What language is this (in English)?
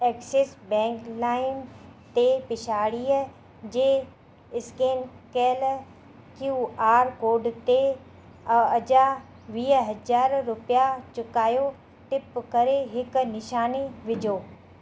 Sindhi